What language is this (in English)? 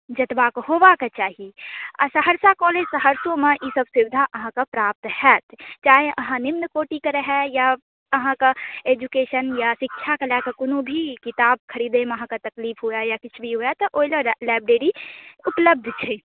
Maithili